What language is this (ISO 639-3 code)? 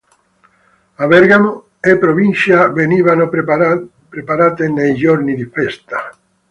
ita